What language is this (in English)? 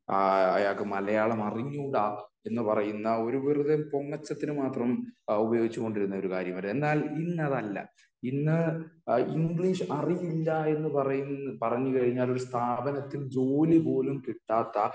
Malayalam